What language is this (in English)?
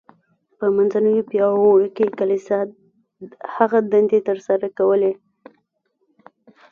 Pashto